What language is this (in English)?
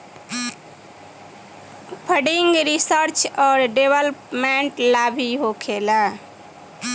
Bhojpuri